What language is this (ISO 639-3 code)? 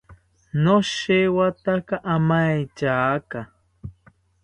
cpy